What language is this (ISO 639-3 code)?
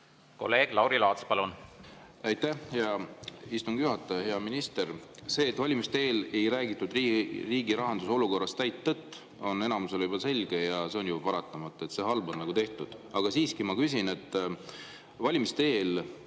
est